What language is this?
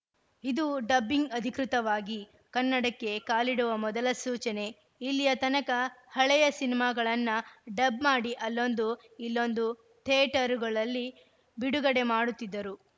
Kannada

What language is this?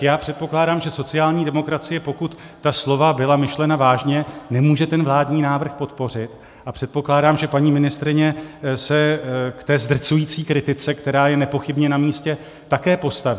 Czech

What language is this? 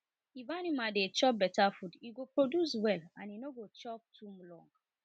Nigerian Pidgin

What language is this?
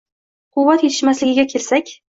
Uzbek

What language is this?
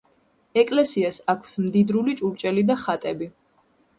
Georgian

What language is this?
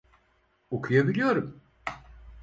Turkish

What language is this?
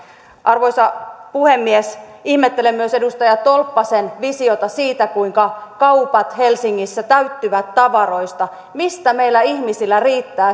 Finnish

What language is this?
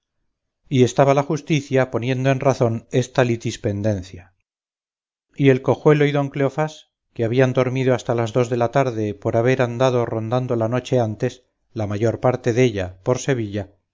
Spanish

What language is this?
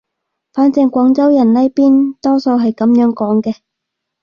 Cantonese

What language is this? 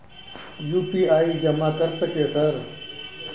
Maithili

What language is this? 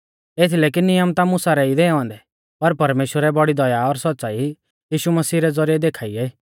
Mahasu Pahari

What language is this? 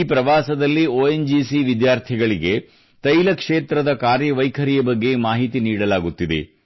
Kannada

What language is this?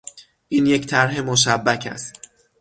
Persian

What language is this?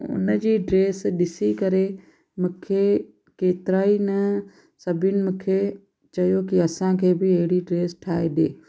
Sindhi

